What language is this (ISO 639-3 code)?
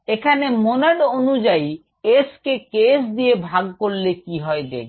ben